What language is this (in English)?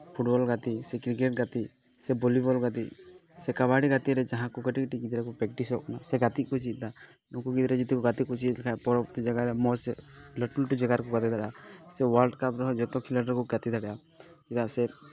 Santali